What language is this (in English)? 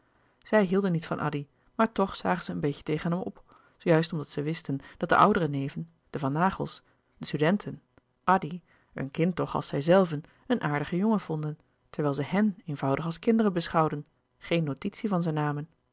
Dutch